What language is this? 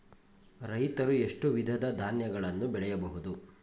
Kannada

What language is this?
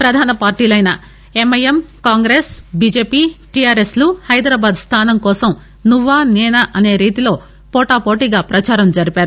Telugu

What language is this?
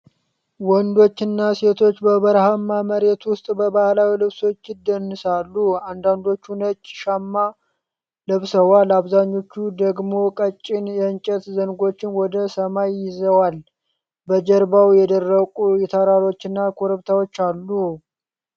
Amharic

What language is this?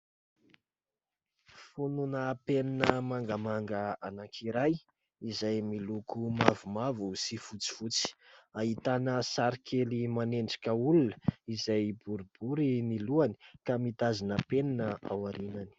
Malagasy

